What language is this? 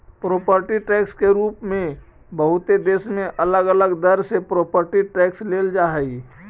Magahi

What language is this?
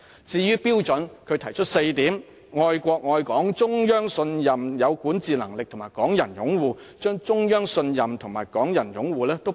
Cantonese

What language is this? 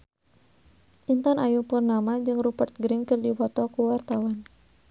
Sundanese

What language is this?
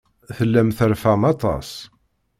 Kabyle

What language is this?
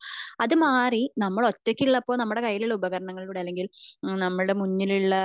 Malayalam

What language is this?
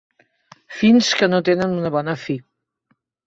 Catalan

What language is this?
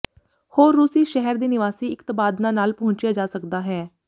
Punjabi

